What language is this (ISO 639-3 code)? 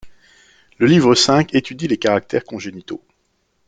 fra